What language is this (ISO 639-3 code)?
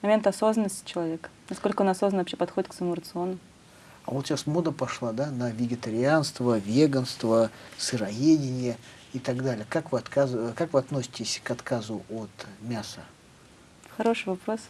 rus